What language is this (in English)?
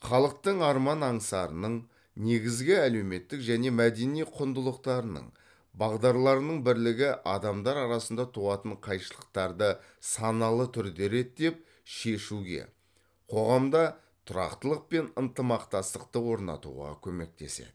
Kazakh